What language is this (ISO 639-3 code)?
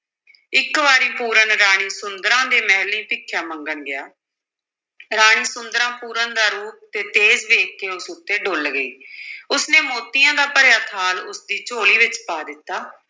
pan